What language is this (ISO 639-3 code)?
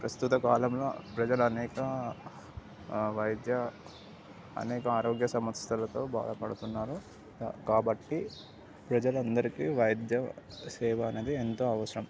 tel